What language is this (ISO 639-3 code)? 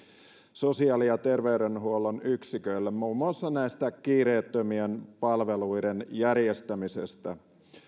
fin